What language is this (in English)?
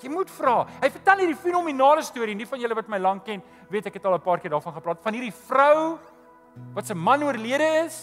Dutch